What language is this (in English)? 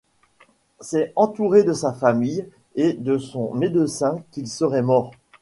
French